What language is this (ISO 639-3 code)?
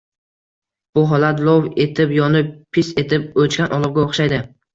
uzb